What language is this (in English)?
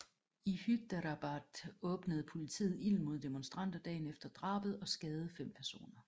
Danish